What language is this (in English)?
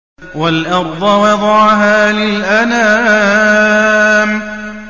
Arabic